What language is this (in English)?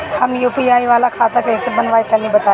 Bhojpuri